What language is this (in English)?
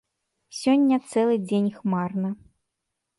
Belarusian